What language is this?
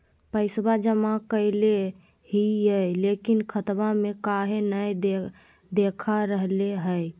Magahi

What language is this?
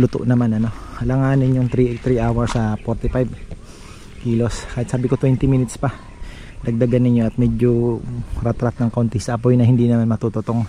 Filipino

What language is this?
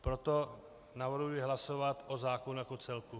Czech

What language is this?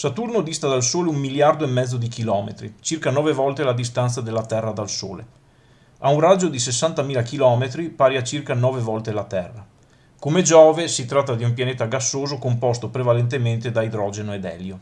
Italian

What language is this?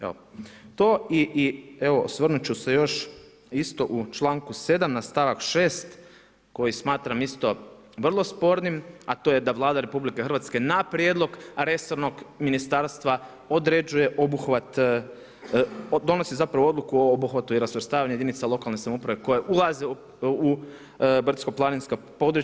Croatian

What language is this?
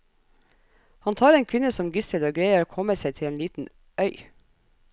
Norwegian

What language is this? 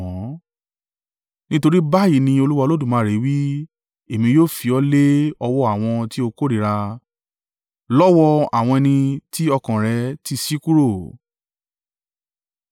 Yoruba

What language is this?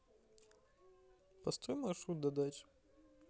Russian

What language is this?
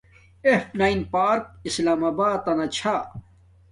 Domaaki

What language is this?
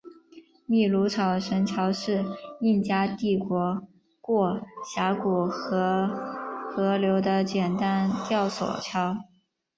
Chinese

